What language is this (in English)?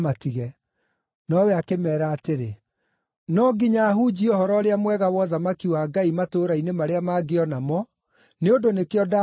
Kikuyu